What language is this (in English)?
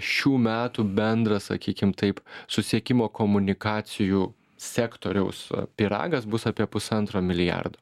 Lithuanian